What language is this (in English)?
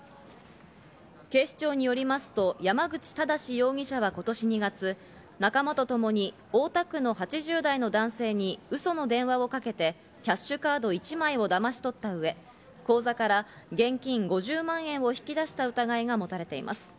Japanese